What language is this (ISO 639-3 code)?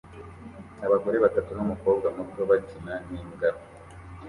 kin